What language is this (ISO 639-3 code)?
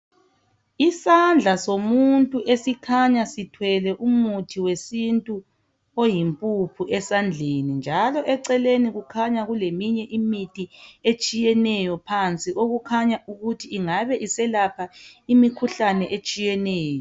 nde